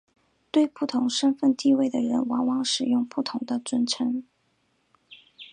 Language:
Chinese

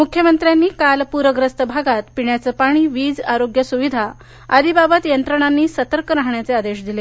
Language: Marathi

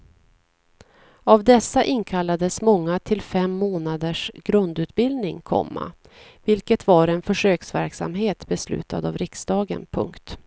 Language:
Swedish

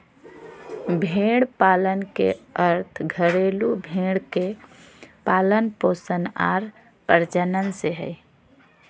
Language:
Magahi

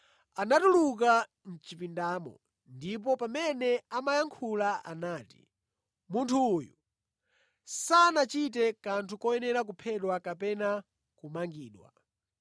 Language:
Nyanja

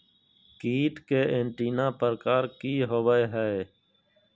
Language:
Magahi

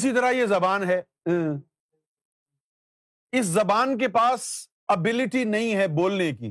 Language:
Urdu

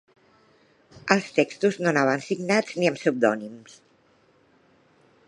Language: Catalan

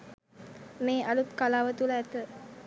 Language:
Sinhala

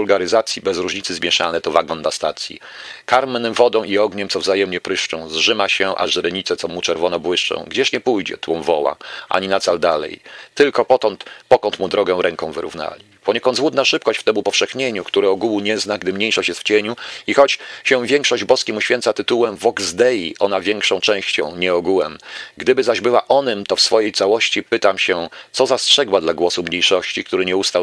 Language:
Polish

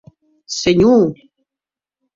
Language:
Occitan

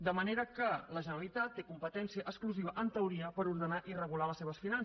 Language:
Catalan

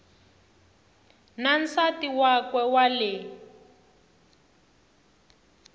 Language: Tsonga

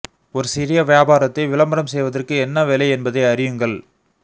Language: Tamil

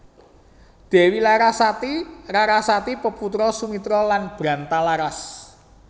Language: Javanese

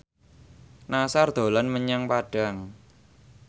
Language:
Javanese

